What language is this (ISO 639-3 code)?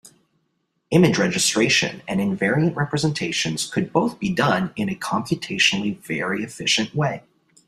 eng